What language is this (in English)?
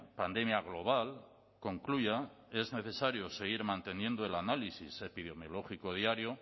Spanish